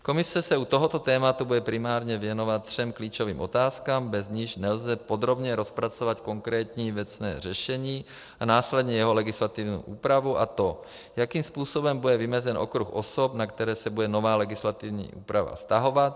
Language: Czech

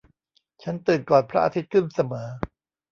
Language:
Thai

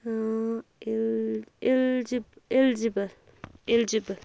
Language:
Kashmiri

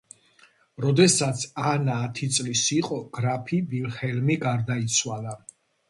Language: Georgian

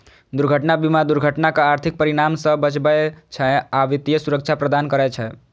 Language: Maithili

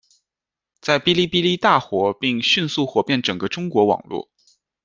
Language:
Chinese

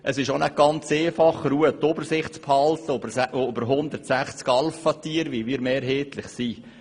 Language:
Swiss German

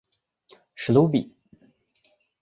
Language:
Chinese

